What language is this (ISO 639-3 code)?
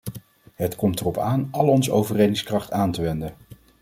nld